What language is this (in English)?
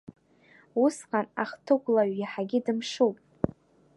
Abkhazian